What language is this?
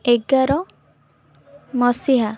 Odia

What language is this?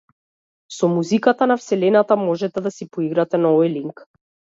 Macedonian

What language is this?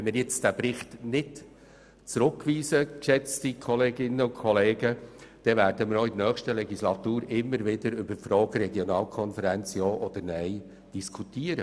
Swiss German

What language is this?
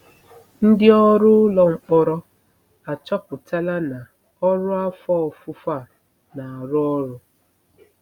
Igbo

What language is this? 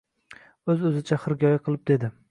Uzbek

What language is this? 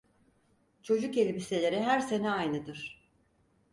Turkish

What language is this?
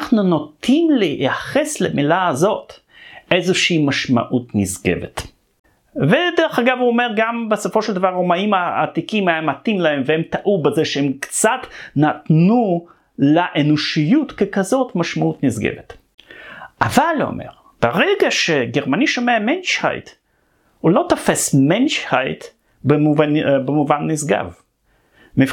Hebrew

